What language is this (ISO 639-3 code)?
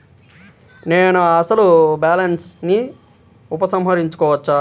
tel